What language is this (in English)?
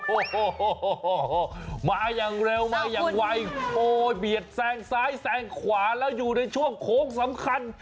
Thai